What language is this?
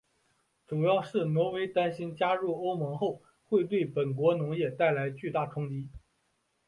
Chinese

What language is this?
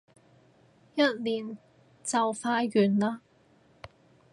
Cantonese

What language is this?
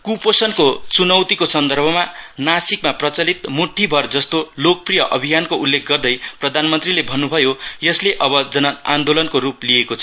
Nepali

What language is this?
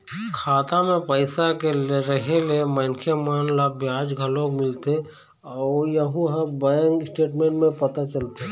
Chhattisgarhi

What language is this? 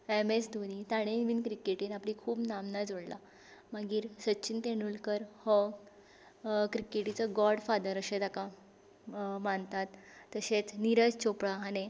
Konkani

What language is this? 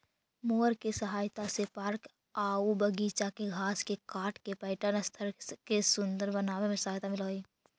Magahi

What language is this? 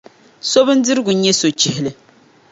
Dagbani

